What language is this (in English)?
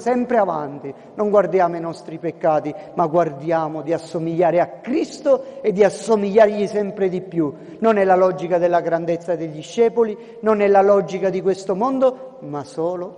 Italian